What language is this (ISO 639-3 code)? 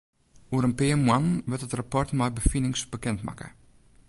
fry